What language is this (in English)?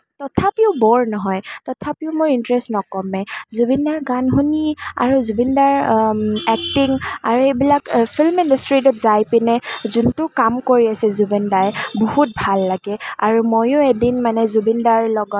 Assamese